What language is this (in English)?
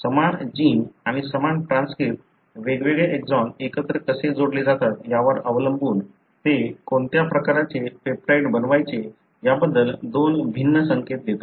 Marathi